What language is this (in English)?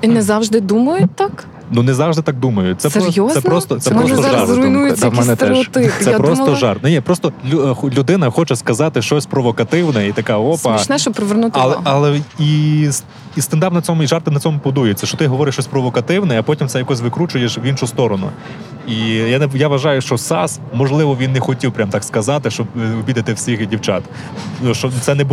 Ukrainian